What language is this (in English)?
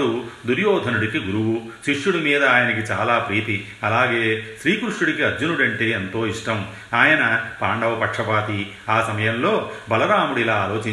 Telugu